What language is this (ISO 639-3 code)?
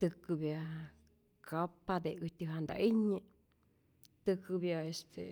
zor